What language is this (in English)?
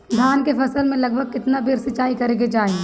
Bhojpuri